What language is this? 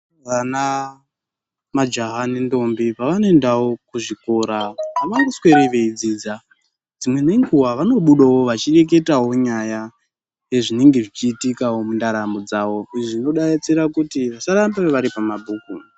Ndau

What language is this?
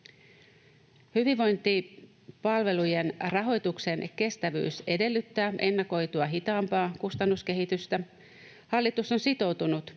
Finnish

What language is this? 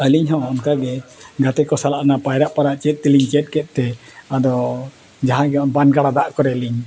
Santali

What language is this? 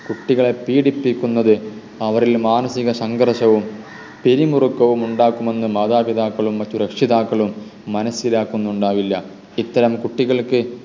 Malayalam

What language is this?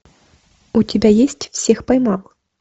Russian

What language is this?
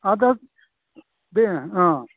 Bodo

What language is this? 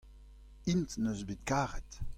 Breton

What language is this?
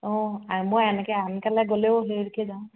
Assamese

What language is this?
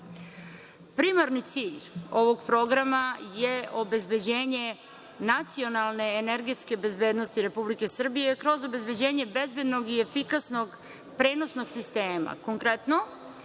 Serbian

